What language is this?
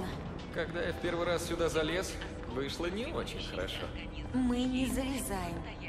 Russian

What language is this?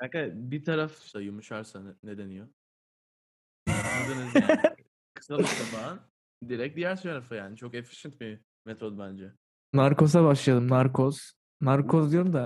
Turkish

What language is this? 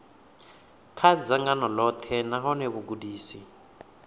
Venda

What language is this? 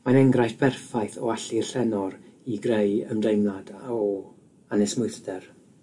Welsh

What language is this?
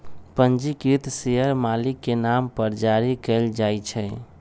Magahi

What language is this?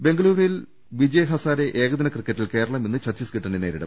Malayalam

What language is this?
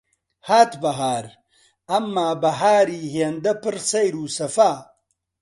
Central Kurdish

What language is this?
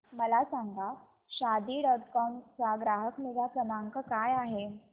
Marathi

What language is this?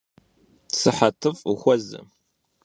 Kabardian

